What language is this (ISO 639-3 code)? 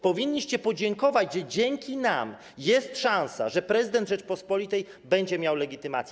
pol